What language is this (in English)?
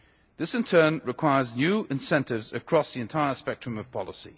English